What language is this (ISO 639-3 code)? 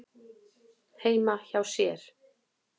isl